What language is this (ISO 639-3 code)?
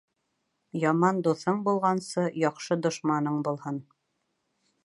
bak